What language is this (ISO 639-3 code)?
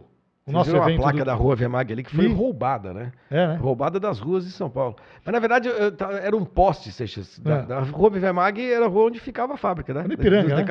por